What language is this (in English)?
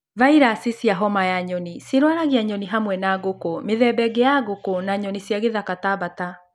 Kikuyu